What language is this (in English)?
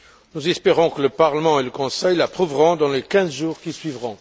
French